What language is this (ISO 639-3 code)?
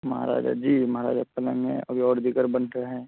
urd